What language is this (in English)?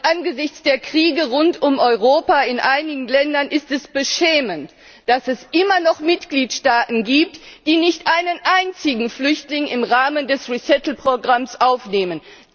German